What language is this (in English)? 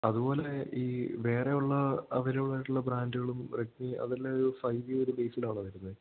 Malayalam